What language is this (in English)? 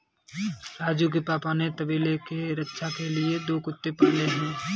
Hindi